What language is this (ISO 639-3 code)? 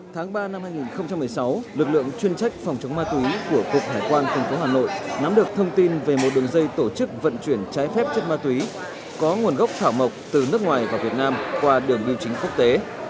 vie